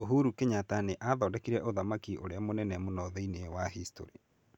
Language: Kikuyu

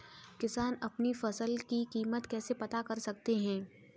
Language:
Hindi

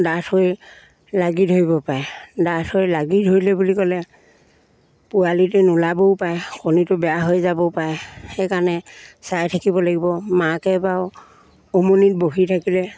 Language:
Assamese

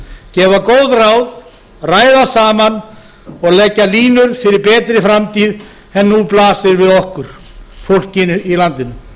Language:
Icelandic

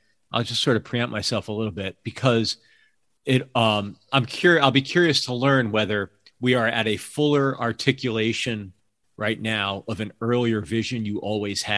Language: English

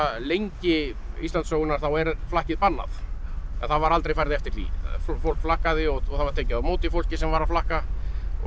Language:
Icelandic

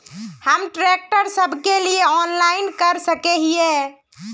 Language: Magahi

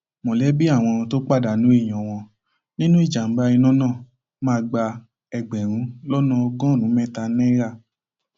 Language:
Yoruba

